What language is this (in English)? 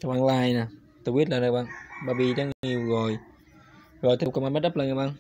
Vietnamese